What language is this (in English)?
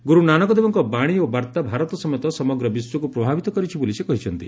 Odia